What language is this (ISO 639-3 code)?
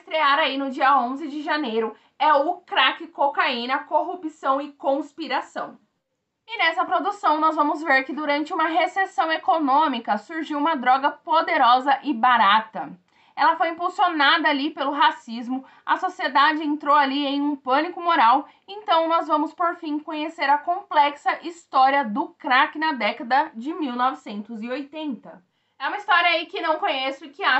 por